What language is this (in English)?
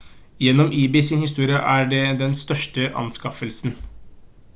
Norwegian Bokmål